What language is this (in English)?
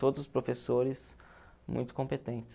Portuguese